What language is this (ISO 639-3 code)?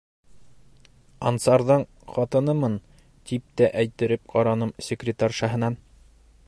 bak